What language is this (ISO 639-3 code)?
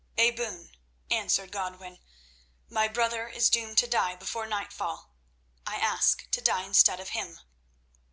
eng